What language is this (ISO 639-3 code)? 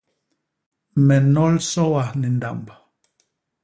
bas